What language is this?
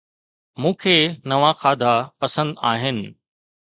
Sindhi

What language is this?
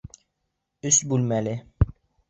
Bashkir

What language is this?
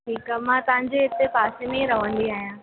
Sindhi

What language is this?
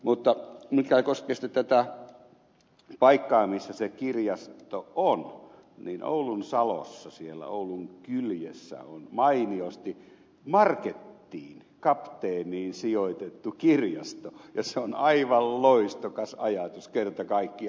Finnish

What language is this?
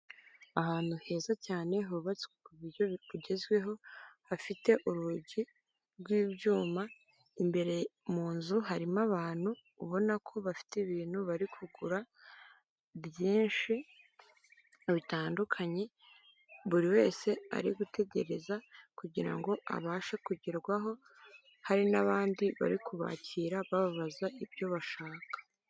Kinyarwanda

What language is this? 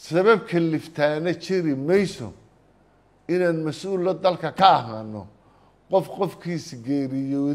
Arabic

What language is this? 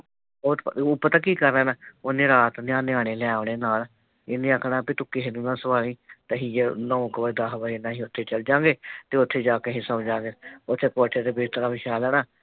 Punjabi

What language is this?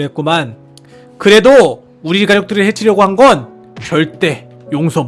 Korean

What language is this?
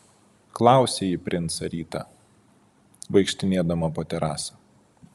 Lithuanian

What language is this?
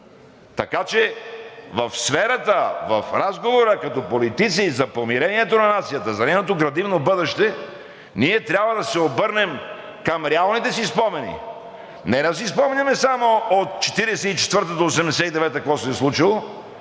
Bulgarian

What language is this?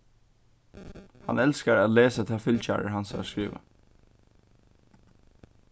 Faroese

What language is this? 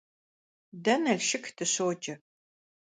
Kabardian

